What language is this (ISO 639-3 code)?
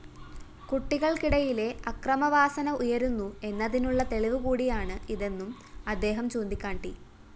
mal